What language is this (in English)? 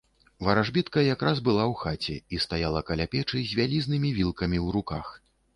Belarusian